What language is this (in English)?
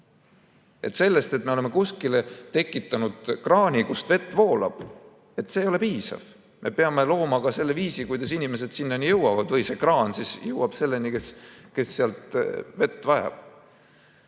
Estonian